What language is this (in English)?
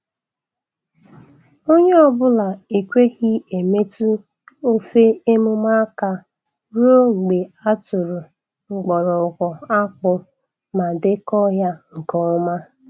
Igbo